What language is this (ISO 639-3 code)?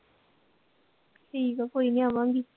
pan